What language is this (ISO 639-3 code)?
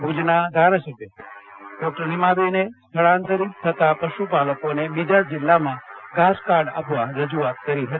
guj